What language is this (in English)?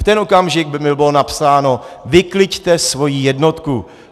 Czech